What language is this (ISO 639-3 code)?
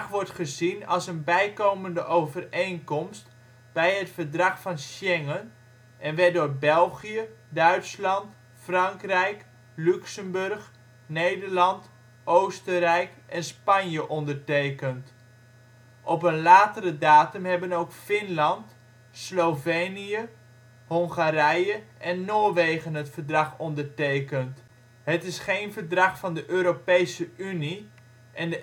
nld